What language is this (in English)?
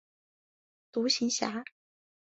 Chinese